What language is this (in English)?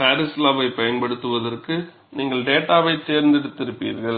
Tamil